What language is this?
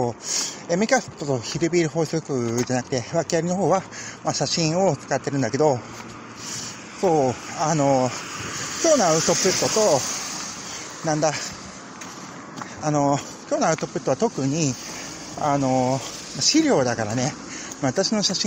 Japanese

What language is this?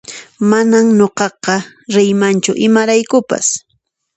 Puno Quechua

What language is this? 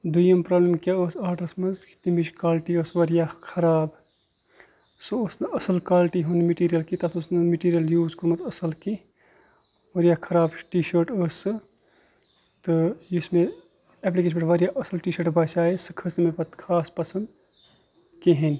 Kashmiri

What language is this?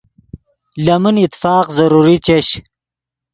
Yidgha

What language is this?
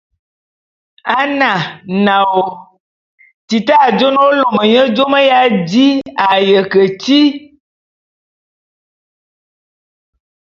Bulu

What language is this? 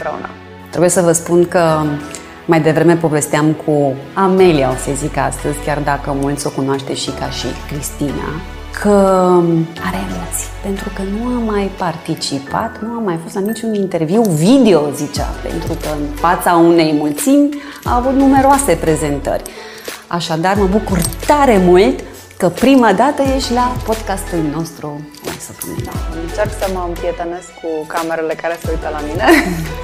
Romanian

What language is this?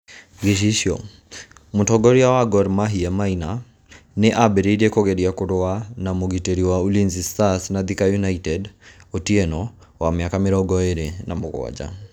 Kikuyu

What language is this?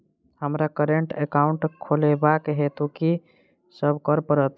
Maithili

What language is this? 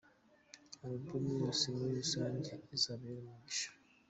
Kinyarwanda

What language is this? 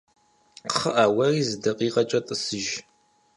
Kabardian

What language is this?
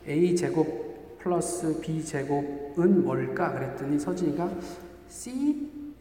Korean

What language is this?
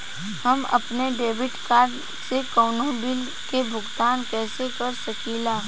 Bhojpuri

